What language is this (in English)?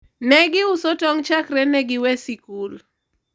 Luo (Kenya and Tanzania)